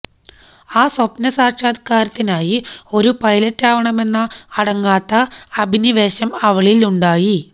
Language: Malayalam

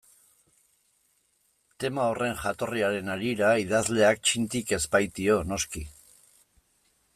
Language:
Basque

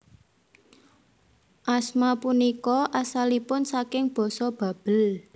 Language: Javanese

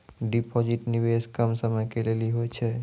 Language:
Maithili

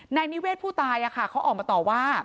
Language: Thai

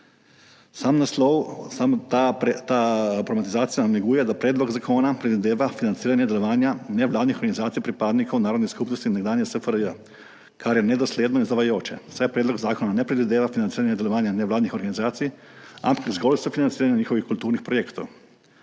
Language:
Slovenian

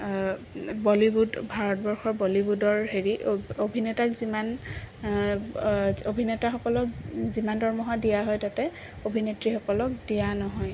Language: Assamese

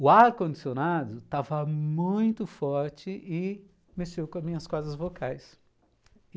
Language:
Portuguese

